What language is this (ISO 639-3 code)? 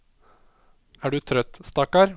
nor